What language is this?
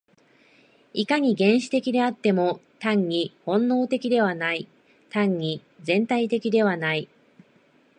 Japanese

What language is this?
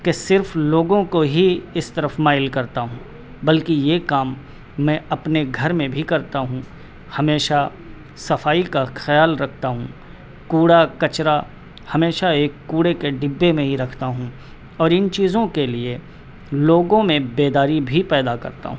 Urdu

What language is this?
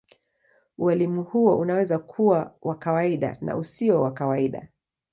Swahili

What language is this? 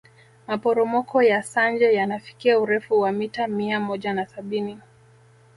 Swahili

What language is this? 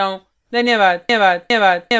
Hindi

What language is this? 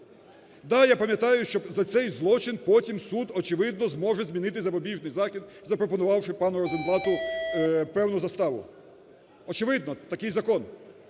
Ukrainian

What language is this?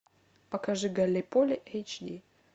Russian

